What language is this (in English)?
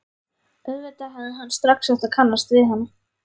Icelandic